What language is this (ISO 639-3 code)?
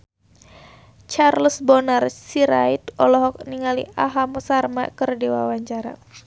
sun